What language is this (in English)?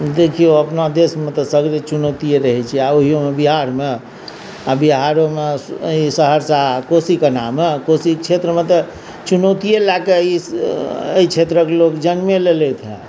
Maithili